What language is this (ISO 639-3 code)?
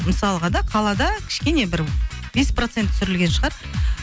kaz